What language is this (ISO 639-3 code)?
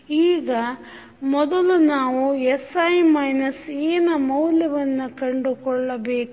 kan